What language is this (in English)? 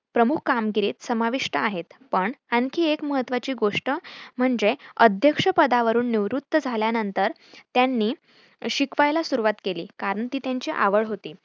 Marathi